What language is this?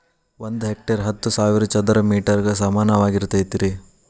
Kannada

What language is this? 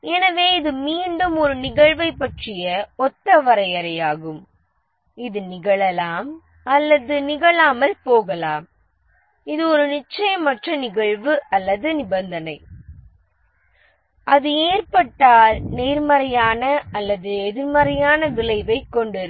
Tamil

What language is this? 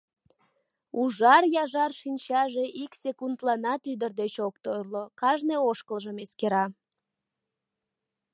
Mari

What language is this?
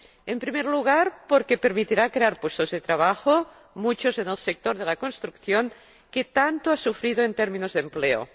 Spanish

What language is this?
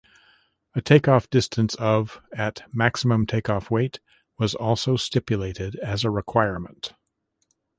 English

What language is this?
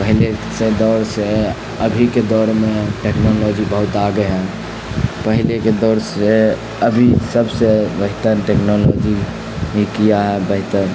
Urdu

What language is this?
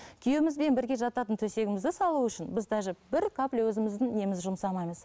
Kazakh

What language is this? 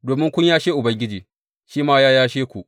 Hausa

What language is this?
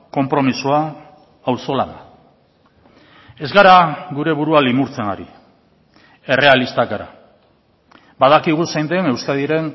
Basque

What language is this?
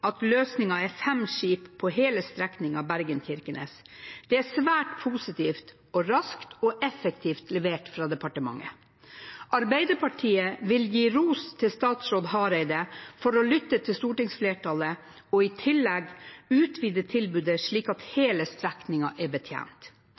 Norwegian Bokmål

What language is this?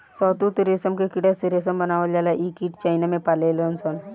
Bhojpuri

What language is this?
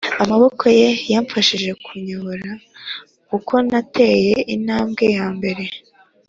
Kinyarwanda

